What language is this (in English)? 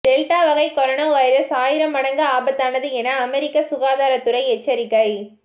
Tamil